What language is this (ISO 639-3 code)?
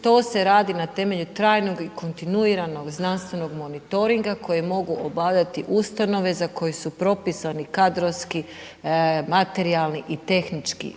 hrv